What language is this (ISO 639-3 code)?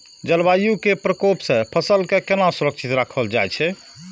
mai